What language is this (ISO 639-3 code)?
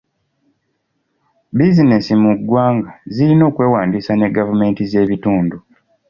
lug